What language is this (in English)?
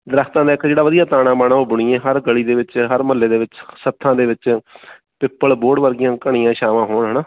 Punjabi